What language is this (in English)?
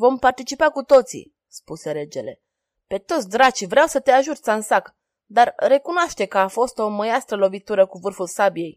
Romanian